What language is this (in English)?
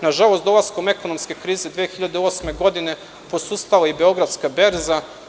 Serbian